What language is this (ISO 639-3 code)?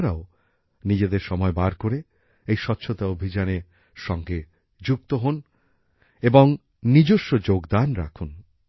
ben